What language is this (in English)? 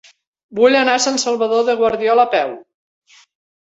Catalan